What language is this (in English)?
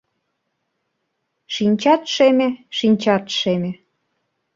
Mari